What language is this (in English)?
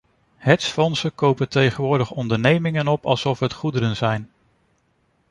Dutch